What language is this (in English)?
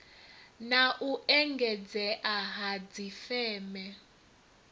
Venda